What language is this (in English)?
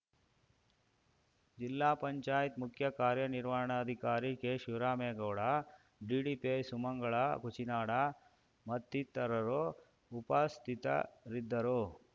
Kannada